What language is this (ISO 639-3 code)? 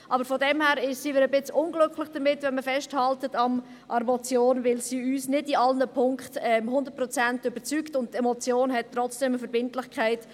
gsw